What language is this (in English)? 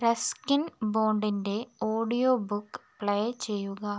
Malayalam